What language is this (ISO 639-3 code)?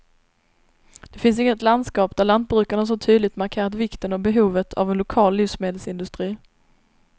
swe